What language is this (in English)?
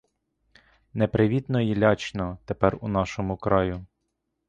Ukrainian